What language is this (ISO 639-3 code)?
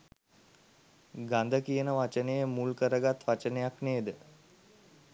sin